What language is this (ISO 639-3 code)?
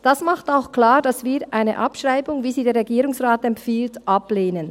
gsw